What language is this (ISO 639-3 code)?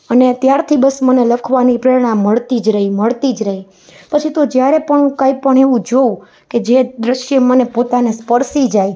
guj